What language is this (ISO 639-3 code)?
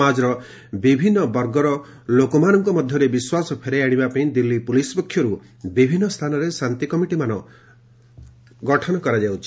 ori